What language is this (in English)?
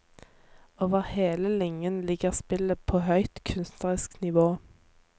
Norwegian